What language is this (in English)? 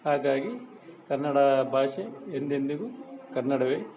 Kannada